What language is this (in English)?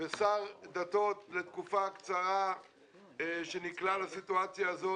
Hebrew